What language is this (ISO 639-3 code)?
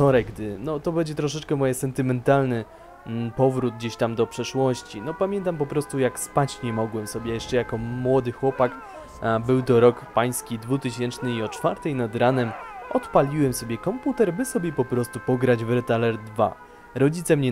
pol